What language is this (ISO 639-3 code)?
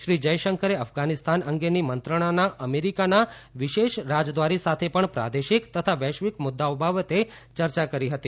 guj